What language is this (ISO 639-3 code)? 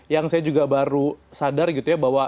ind